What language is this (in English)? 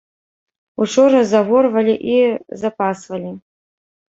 Belarusian